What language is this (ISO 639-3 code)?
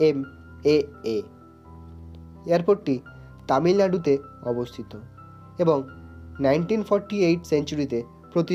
hin